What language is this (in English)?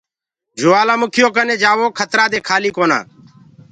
Gurgula